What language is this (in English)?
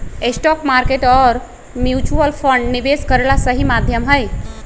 Magahi